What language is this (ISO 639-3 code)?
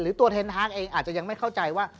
tha